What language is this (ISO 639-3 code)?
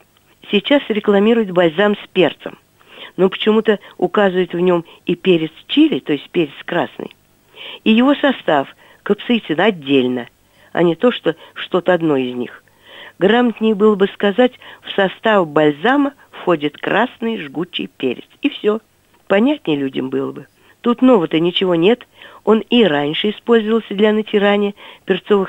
rus